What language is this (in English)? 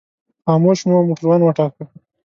Pashto